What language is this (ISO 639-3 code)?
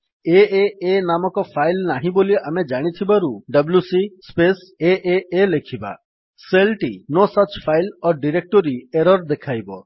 ori